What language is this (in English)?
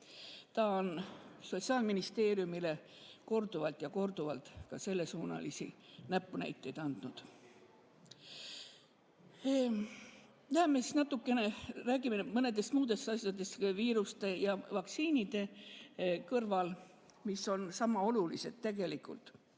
Estonian